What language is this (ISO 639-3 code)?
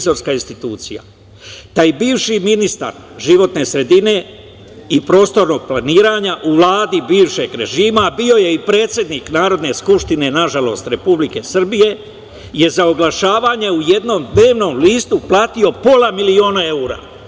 srp